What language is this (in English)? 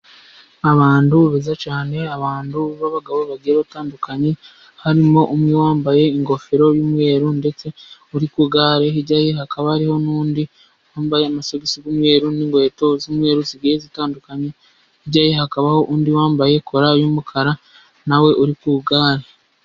Kinyarwanda